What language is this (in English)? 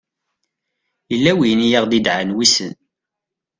Kabyle